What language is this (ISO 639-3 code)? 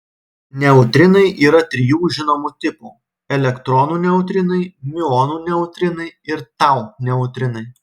lit